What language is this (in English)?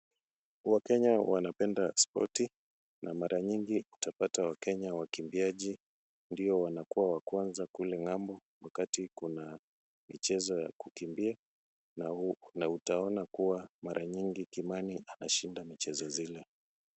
Swahili